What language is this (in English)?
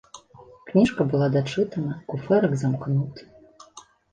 Belarusian